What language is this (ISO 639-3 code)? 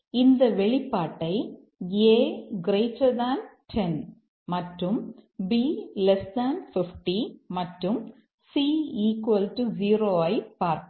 tam